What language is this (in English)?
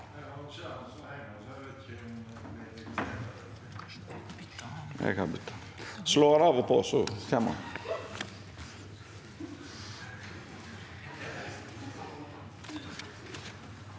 Norwegian